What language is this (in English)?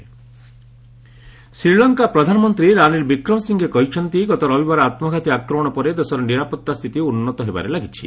Odia